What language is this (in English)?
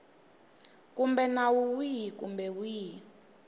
Tsonga